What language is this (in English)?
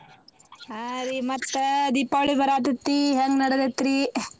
Kannada